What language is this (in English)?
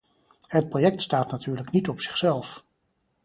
Dutch